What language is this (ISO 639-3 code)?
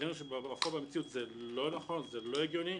heb